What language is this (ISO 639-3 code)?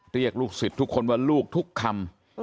tha